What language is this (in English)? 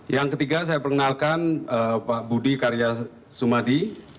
Indonesian